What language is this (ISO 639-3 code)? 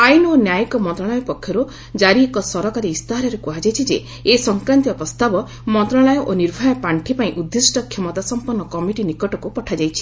ori